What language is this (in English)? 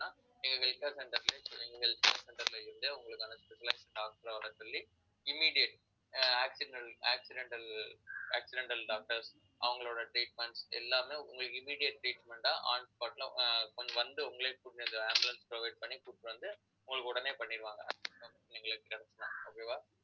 Tamil